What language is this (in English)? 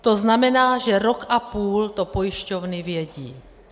Czech